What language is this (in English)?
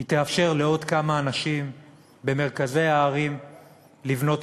Hebrew